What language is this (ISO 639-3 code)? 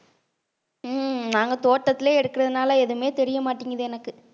tam